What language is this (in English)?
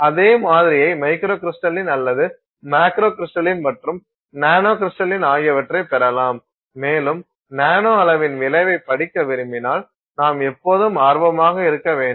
Tamil